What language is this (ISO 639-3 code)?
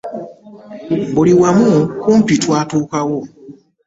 lug